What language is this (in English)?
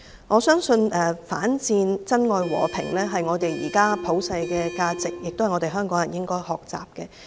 Cantonese